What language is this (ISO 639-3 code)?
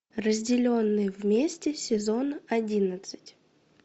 rus